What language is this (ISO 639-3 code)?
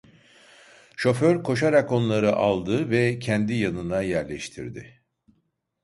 tur